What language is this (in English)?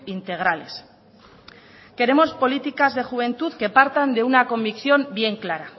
Spanish